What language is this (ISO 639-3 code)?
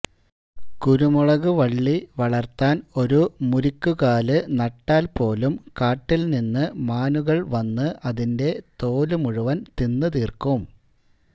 mal